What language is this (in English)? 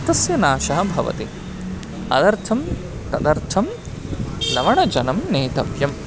Sanskrit